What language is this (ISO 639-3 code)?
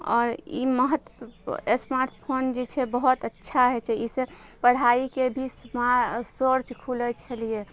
mai